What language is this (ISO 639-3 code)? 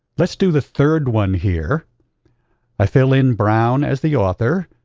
eng